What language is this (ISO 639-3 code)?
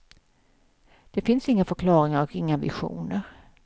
swe